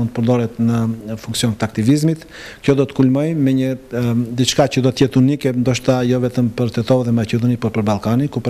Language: Romanian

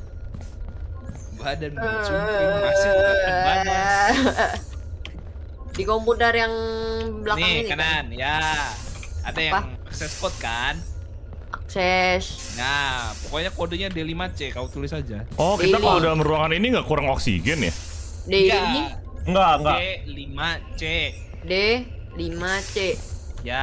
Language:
Indonesian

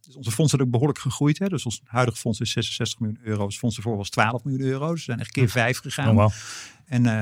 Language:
Dutch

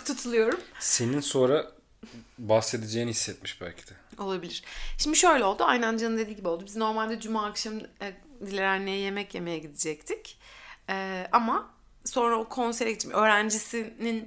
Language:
Turkish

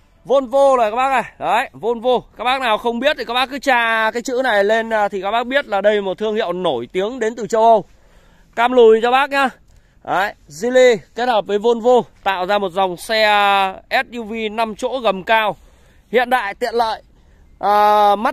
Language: Vietnamese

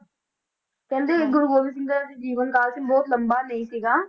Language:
Punjabi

